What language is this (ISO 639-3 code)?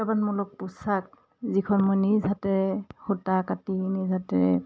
asm